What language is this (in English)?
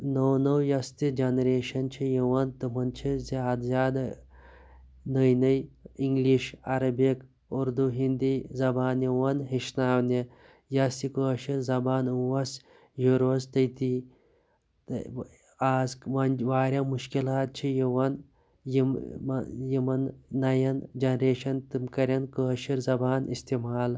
Kashmiri